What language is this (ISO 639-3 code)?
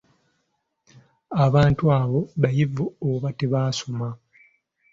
lug